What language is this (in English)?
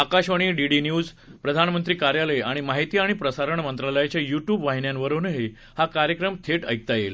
Marathi